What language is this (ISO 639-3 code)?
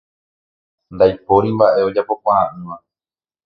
grn